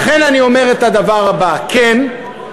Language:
Hebrew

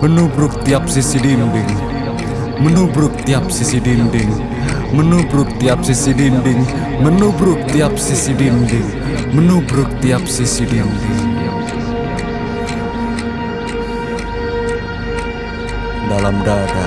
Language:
Indonesian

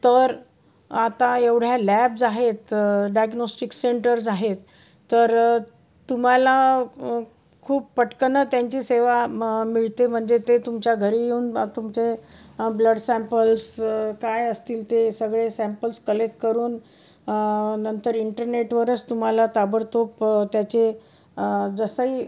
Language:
Marathi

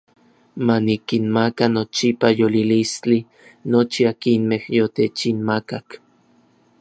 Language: Orizaba Nahuatl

